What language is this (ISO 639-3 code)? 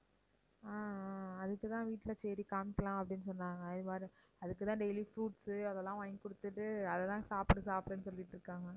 tam